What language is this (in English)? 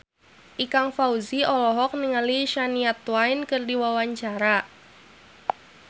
Sundanese